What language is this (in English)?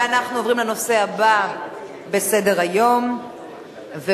Hebrew